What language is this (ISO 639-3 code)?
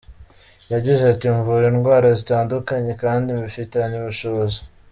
kin